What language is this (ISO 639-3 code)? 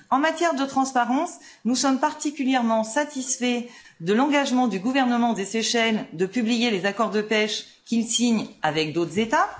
fra